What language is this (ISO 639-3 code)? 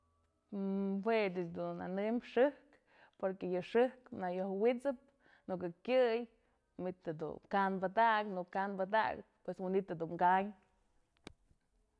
mzl